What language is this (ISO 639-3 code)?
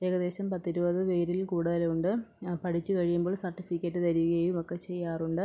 mal